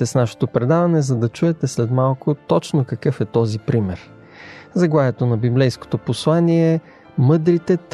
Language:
Bulgarian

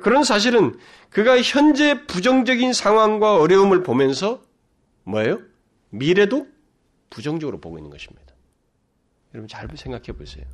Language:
Korean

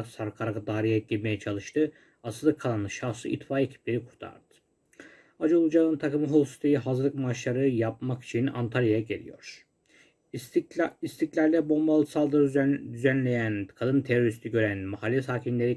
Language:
Turkish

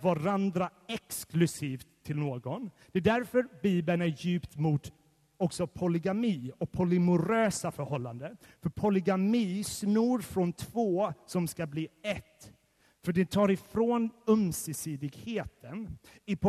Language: Swedish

